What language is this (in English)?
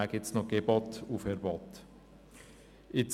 Swiss German